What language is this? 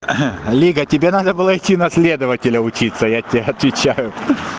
Russian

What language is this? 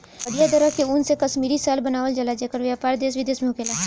Bhojpuri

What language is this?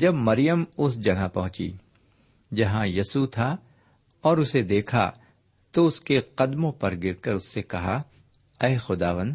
Urdu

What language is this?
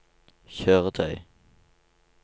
Norwegian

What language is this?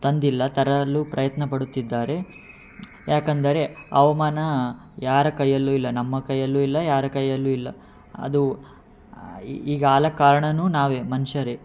Kannada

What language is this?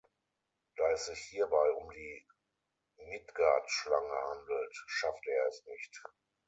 German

